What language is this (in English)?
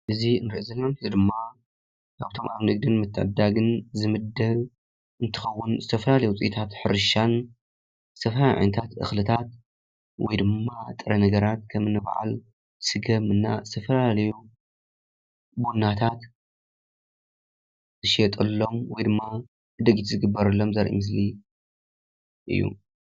Tigrinya